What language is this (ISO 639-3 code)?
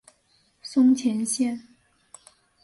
zho